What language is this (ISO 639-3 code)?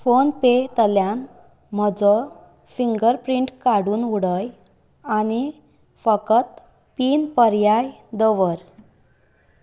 kok